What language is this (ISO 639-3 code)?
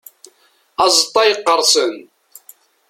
kab